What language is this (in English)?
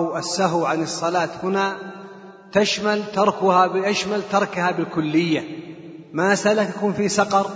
Arabic